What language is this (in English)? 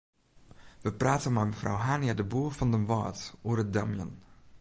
Western Frisian